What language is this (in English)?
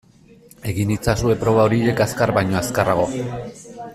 Basque